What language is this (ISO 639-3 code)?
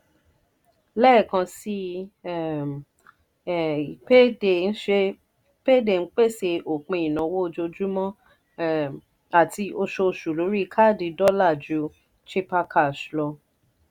yor